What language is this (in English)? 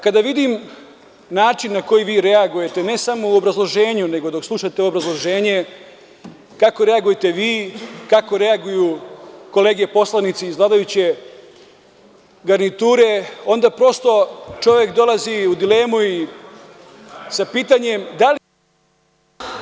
Serbian